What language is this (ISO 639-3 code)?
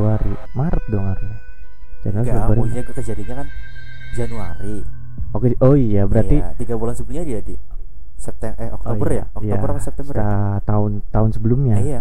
ind